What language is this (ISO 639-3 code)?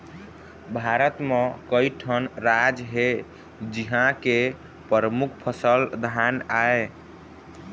hne